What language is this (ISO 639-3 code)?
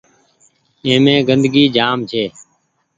gig